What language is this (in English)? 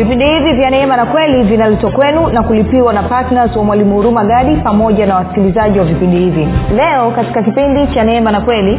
Swahili